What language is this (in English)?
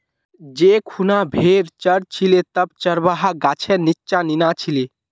Magahi